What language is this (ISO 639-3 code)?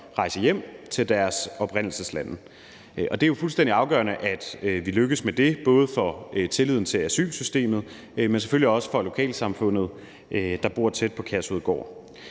dan